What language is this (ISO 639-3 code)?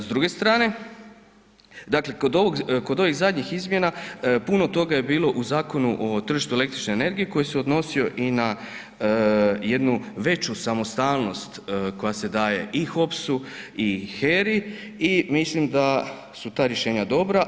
hrv